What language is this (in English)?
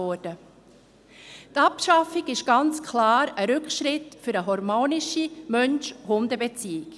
Swiss German